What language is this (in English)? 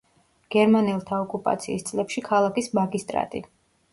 Georgian